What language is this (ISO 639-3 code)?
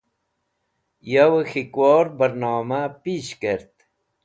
wbl